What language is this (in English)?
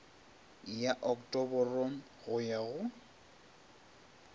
Northern Sotho